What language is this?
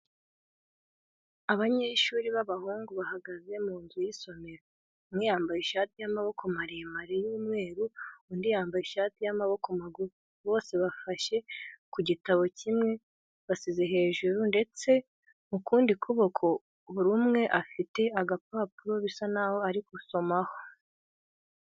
Kinyarwanda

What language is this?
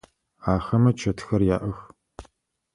Adyghe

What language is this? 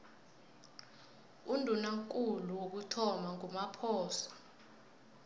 South Ndebele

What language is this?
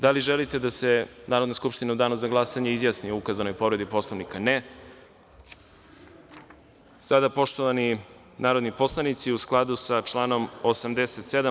Serbian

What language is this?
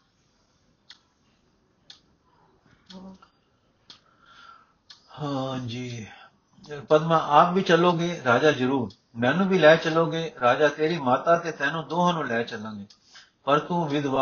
Punjabi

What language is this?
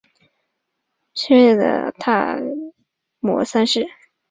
Chinese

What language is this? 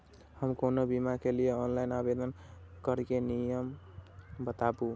Maithili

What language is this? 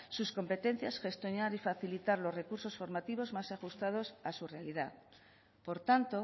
Spanish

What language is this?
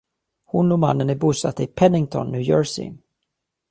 Swedish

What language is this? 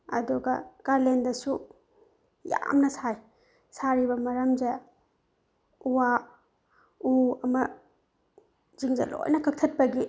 Manipuri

